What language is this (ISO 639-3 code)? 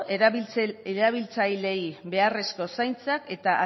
eus